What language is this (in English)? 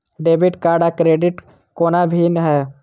Maithili